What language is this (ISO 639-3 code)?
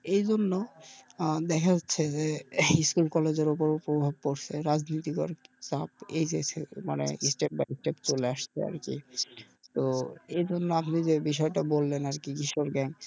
ben